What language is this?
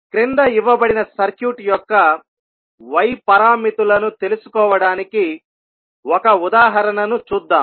Telugu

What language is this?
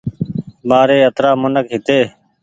Goaria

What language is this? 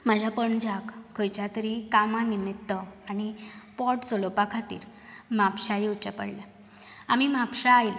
Konkani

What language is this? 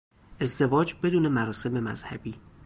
Persian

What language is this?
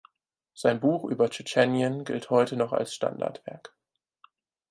German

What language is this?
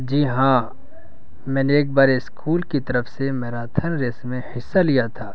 Urdu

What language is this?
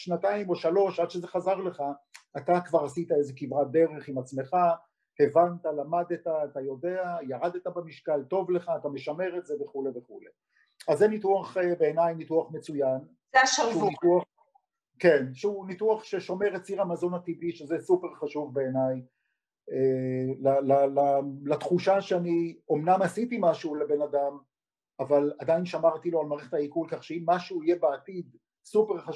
Hebrew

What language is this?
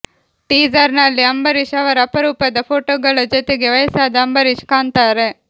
Kannada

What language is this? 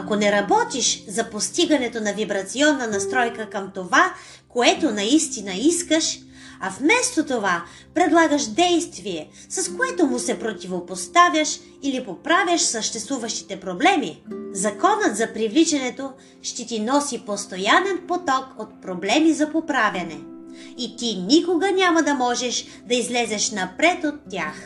Bulgarian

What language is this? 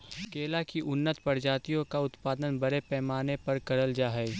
Magahi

